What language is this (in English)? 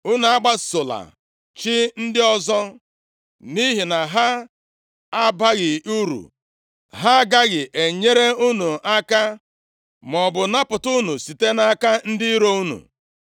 Igbo